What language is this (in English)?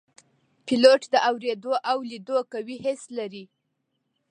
Pashto